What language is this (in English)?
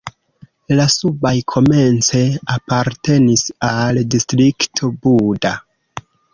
Esperanto